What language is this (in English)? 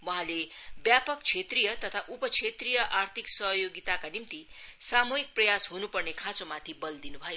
Nepali